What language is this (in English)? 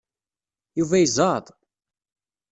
Kabyle